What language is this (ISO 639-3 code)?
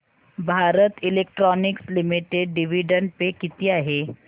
mar